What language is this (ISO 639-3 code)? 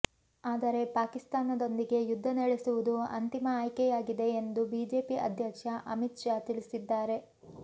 kan